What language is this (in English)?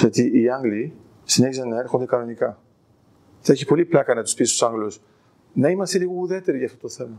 Greek